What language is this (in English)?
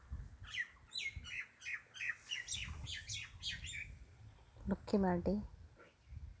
Santali